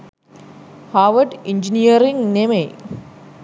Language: Sinhala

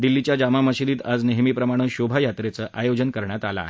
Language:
Marathi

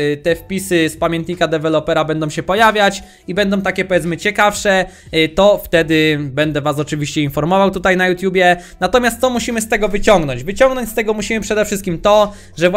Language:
Polish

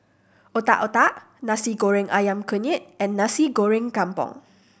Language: English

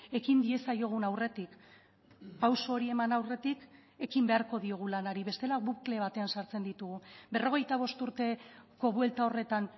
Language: Basque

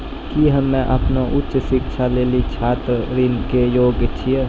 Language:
Maithili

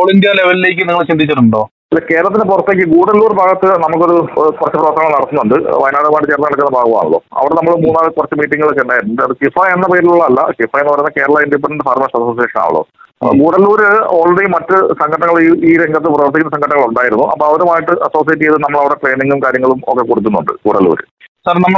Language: Malayalam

